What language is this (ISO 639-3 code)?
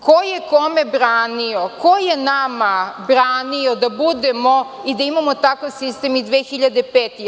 srp